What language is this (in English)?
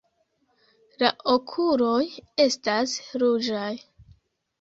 Esperanto